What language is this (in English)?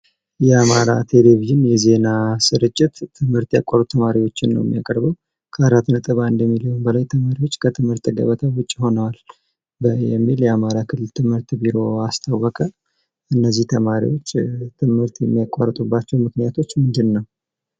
Amharic